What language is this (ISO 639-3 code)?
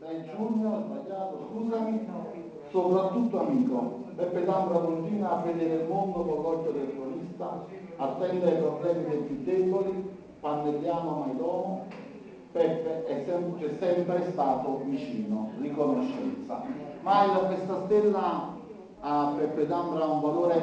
ita